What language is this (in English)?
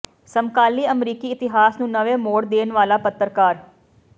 Punjabi